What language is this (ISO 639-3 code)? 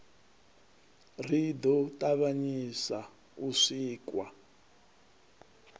ven